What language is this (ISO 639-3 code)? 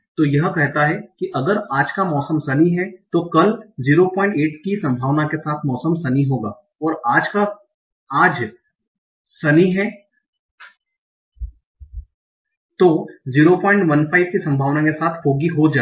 hin